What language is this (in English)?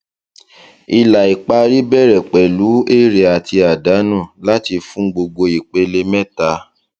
Yoruba